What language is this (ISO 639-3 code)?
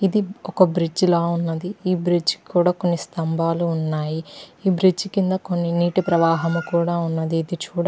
tel